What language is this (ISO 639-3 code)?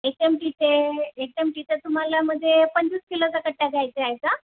mar